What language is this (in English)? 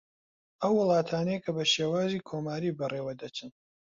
Central Kurdish